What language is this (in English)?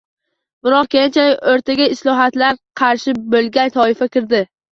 Uzbek